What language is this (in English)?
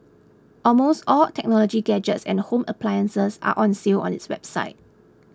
English